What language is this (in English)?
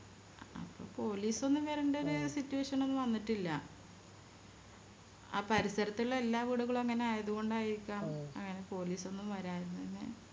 Malayalam